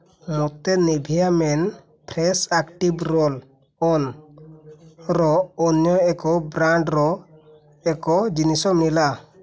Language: Odia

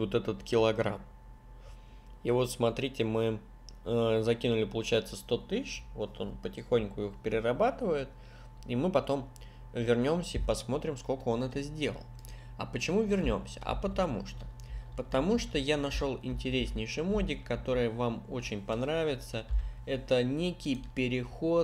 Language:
Russian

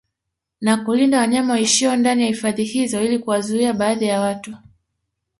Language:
Swahili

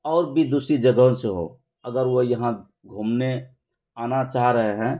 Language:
Urdu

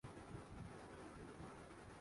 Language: Urdu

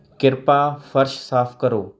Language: Punjabi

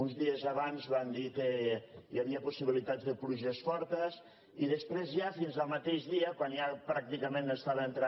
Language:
Catalan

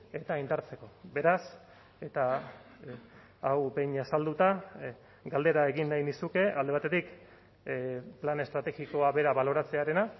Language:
Basque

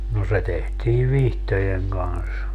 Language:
Finnish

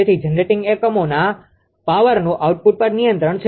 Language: Gujarati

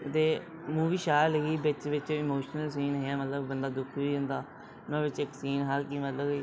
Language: Dogri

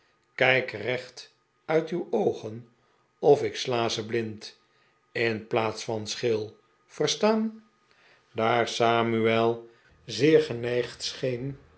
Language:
Dutch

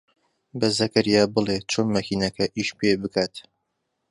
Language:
Central Kurdish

